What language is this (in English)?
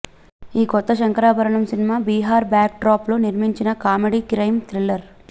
Telugu